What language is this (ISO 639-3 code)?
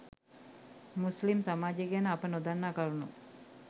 sin